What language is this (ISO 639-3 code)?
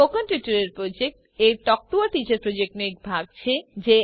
guj